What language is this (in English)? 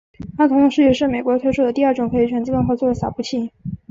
Chinese